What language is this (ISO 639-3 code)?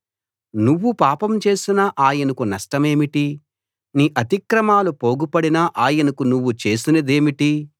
tel